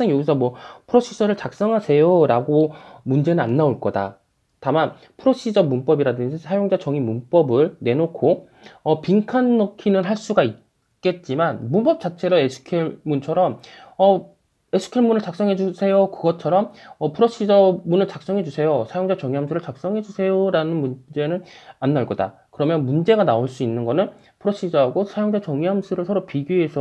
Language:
Korean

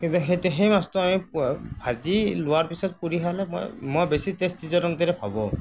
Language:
Assamese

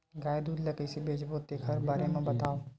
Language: Chhattisgarhi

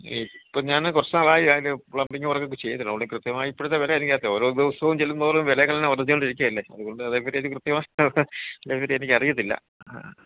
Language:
Malayalam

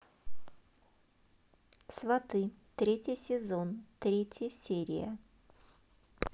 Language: Russian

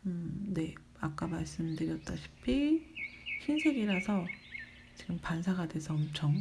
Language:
Korean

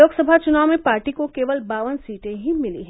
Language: Hindi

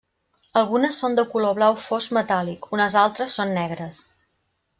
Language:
Catalan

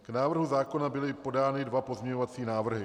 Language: Czech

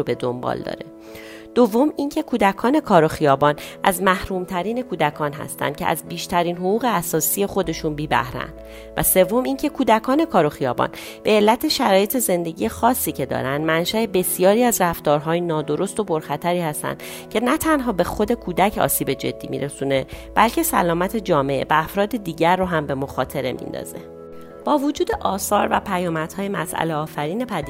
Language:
Persian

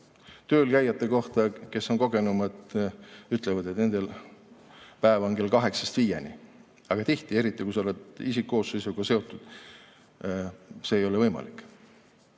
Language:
Estonian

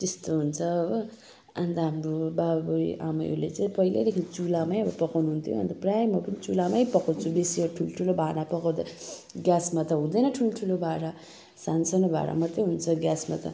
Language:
Nepali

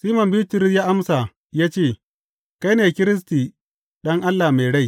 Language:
Hausa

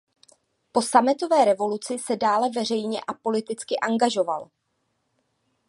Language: Czech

